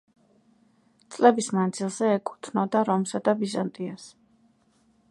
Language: Georgian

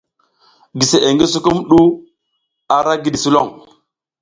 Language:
South Giziga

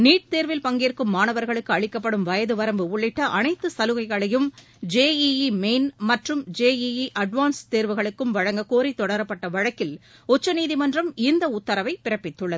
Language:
Tamil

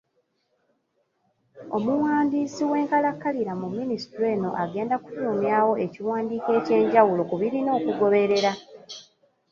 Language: Ganda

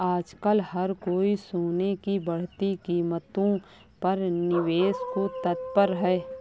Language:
Hindi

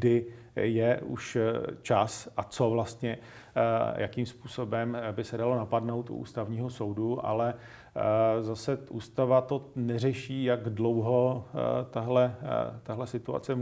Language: Czech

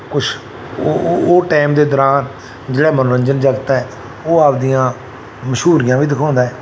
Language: Punjabi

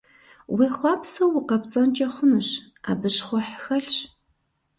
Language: Kabardian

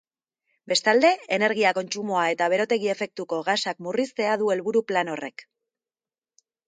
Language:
Basque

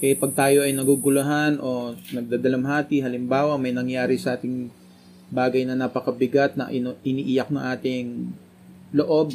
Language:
Filipino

